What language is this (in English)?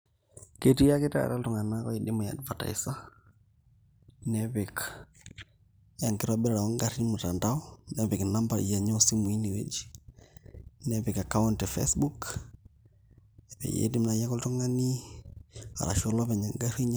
Masai